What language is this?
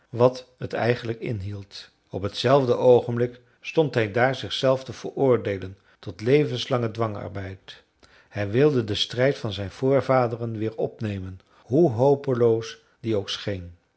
Dutch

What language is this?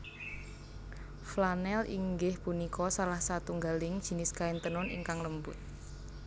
Javanese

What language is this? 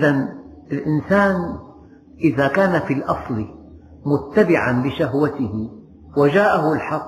Arabic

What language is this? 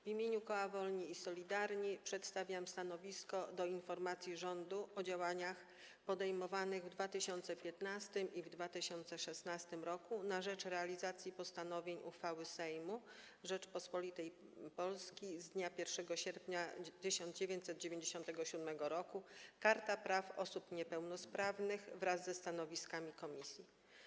Polish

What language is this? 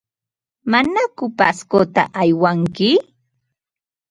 Ambo-Pasco Quechua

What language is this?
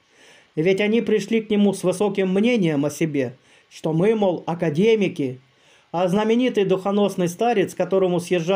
Russian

